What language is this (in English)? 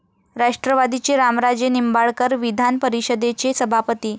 Marathi